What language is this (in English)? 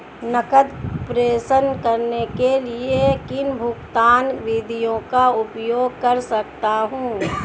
Hindi